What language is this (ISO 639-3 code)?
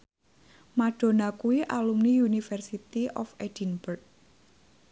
jav